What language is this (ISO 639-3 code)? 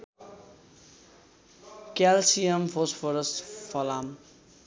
nep